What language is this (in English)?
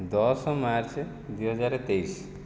Odia